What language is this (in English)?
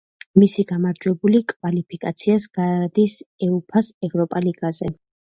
Georgian